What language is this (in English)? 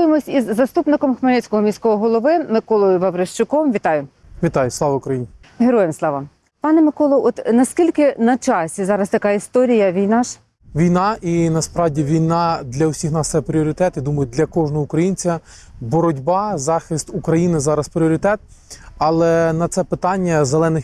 Ukrainian